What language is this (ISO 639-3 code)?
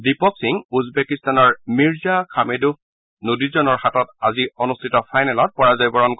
asm